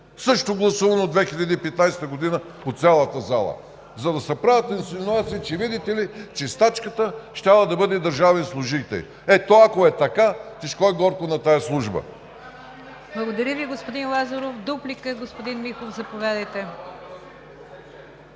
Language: Bulgarian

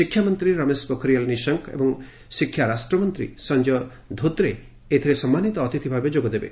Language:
Odia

